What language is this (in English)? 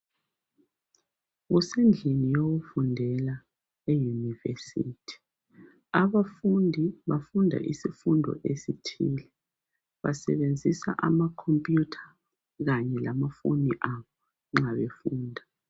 North Ndebele